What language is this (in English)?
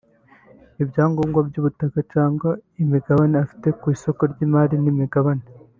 Kinyarwanda